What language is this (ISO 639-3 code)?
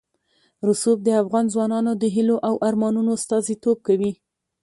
pus